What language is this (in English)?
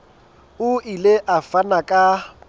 Southern Sotho